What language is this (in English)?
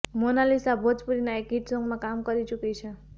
Gujarati